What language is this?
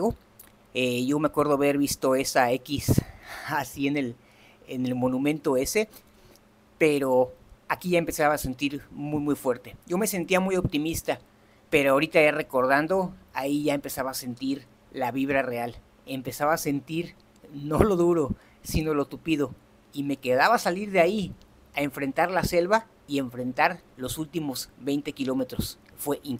Spanish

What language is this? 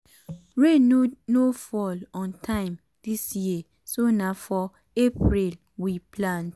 Nigerian Pidgin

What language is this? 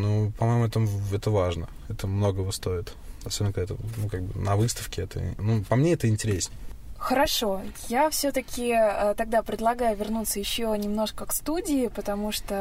Russian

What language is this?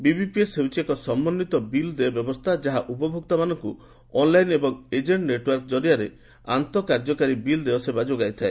Odia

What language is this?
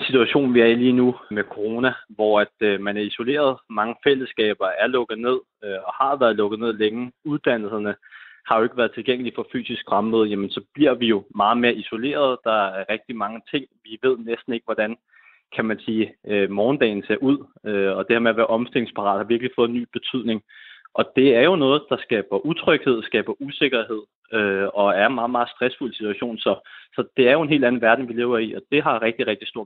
Danish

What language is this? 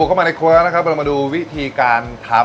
Thai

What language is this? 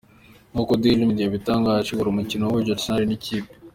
Kinyarwanda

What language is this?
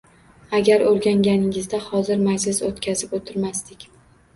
Uzbek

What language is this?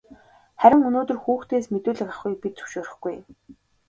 Mongolian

